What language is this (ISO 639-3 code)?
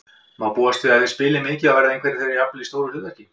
isl